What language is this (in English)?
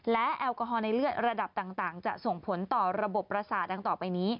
Thai